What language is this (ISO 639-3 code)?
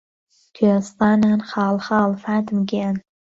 ckb